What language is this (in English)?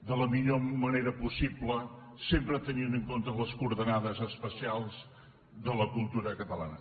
Catalan